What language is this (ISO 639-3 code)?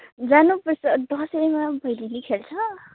nep